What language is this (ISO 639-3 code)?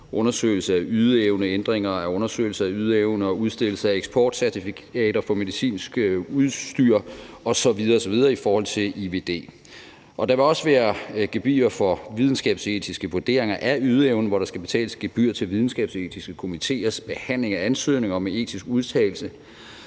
dan